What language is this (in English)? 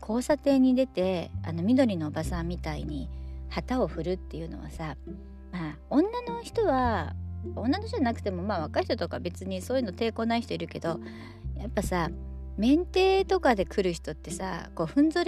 Japanese